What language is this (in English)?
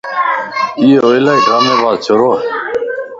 Lasi